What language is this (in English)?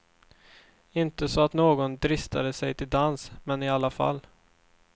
Swedish